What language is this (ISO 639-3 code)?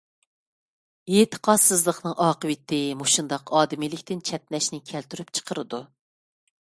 uig